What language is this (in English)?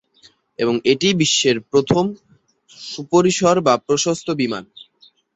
Bangla